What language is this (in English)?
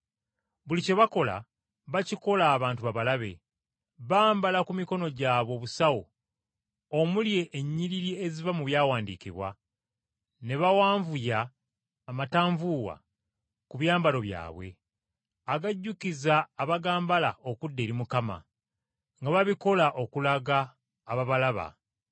Ganda